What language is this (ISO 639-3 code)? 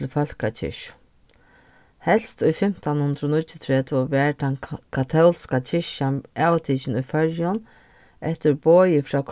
fao